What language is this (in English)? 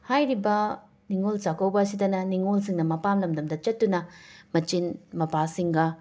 Manipuri